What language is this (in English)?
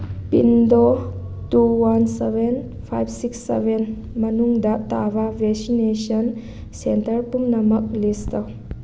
Manipuri